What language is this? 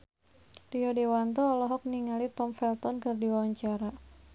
Sundanese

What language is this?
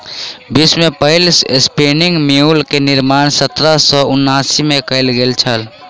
Maithili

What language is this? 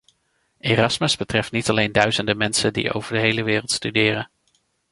Dutch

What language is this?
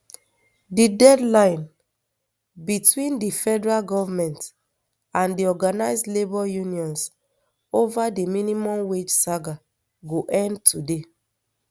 Nigerian Pidgin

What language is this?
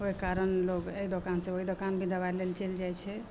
Maithili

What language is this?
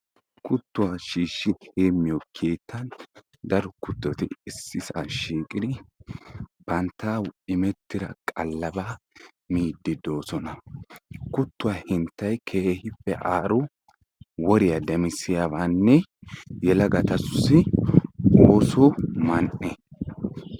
Wolaytta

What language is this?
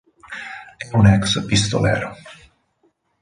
Italian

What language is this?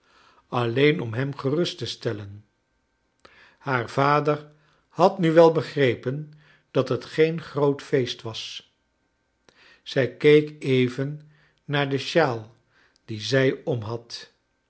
Dutch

